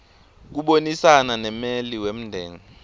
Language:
Swati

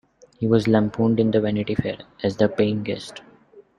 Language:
English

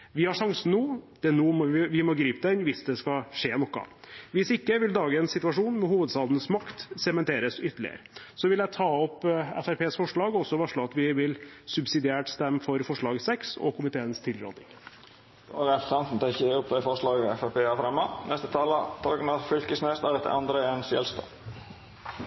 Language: Norwegian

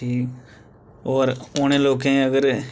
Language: Dogri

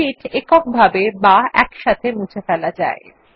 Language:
Bangla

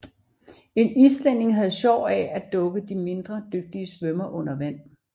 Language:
Danish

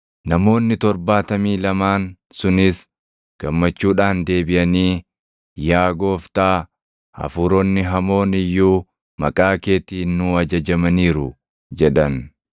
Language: Oromo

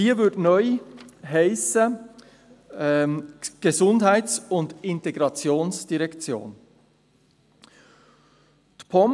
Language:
Swiss German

